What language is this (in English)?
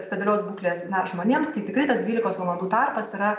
Lithuanian